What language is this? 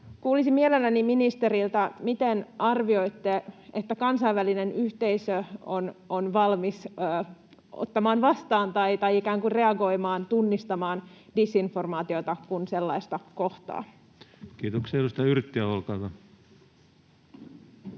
Finnish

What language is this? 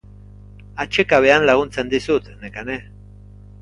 Basque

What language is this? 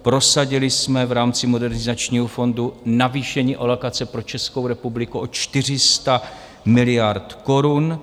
Czech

